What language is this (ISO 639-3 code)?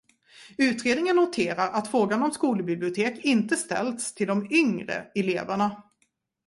swe